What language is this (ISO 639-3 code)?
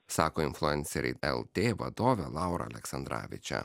lit